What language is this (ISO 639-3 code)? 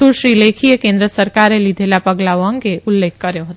guj